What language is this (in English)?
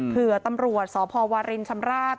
Thai